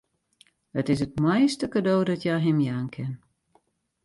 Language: Western Frisian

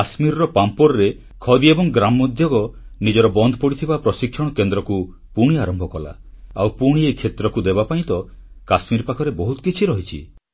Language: Odia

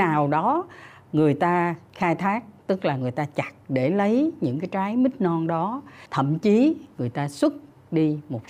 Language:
Vietnamese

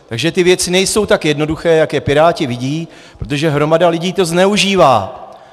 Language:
Czech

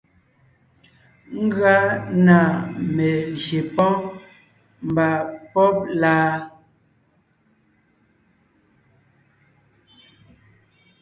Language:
Ngiemboon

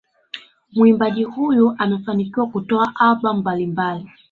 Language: Swahili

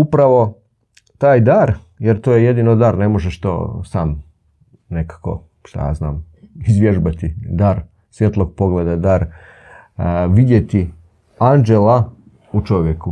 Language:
Croatian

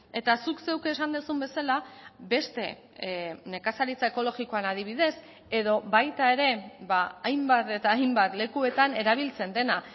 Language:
Basque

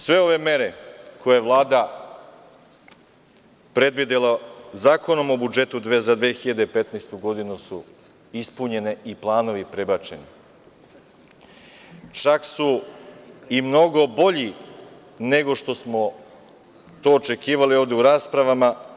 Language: Serbian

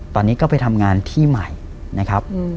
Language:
Thai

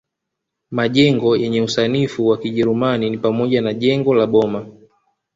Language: Swahili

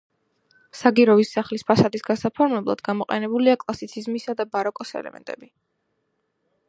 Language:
Georgian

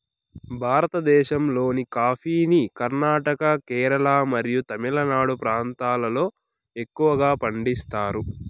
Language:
Telugu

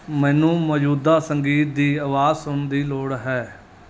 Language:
Punjabi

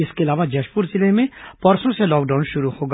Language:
Hindi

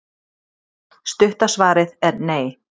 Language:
Icelandic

